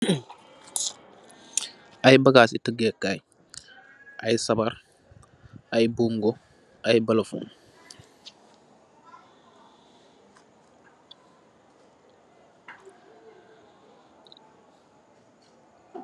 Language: Wolof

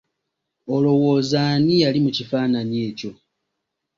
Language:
Ganda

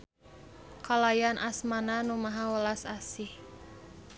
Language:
Sundanese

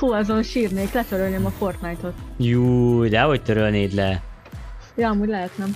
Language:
Hungarian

